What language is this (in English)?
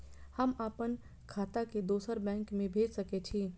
Maithili